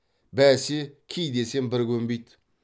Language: Kazakh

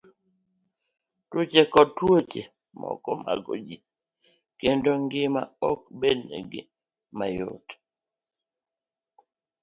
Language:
Luo (Kenya and Tanzania)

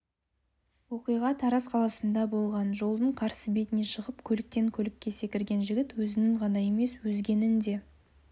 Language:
Kazakh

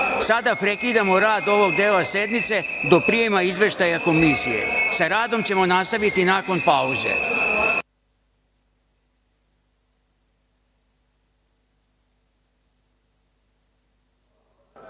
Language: Serbian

